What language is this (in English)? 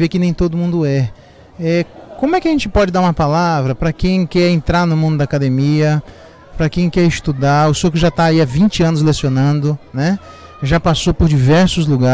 Portuguese